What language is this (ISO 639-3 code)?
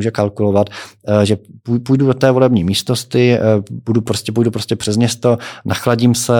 ces